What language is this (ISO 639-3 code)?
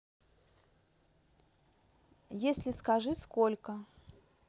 rus